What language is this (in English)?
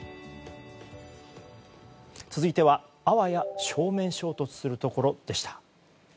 Japanese